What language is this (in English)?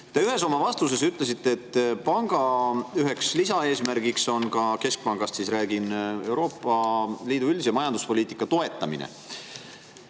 Estonian